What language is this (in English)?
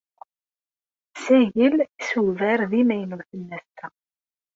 Kabyle